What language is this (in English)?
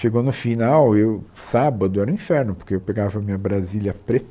Portuguese